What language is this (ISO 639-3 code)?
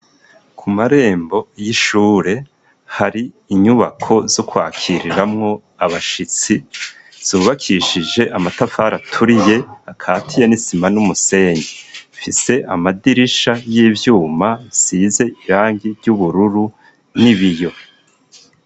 run